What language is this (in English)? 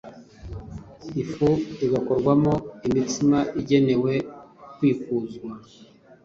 Kinyarwanda